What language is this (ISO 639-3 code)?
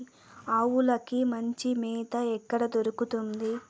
tel